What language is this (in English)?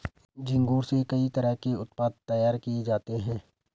Hindi